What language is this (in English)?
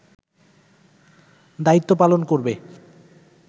Bangla